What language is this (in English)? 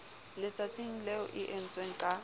Southern Sotho